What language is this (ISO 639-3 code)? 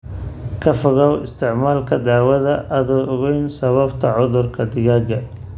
som